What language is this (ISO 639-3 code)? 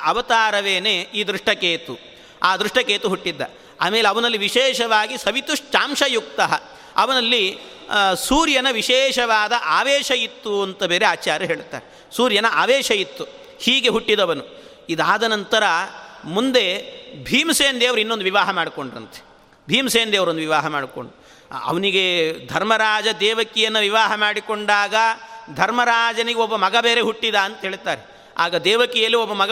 kan